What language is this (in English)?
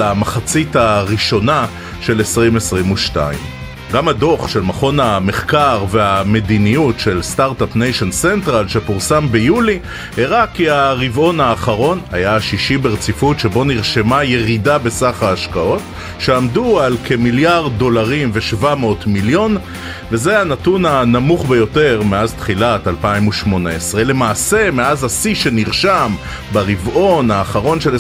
Hebrew